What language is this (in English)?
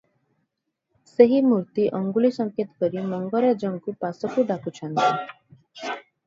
Odia